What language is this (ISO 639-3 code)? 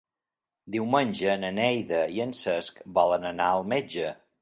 cat